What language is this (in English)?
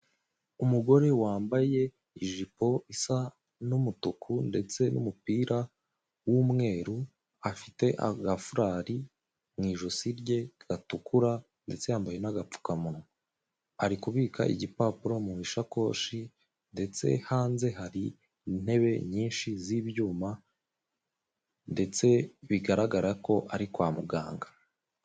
Kinyarwanda